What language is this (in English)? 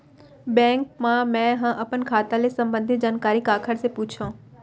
Chhattisgarhi